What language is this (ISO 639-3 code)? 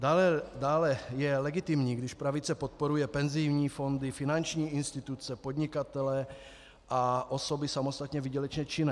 ces